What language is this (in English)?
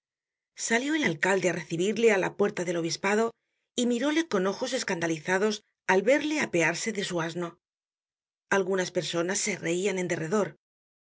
Spanish